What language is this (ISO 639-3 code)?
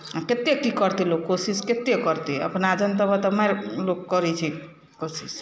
mai